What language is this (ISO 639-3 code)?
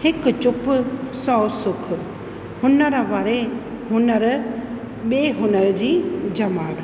snd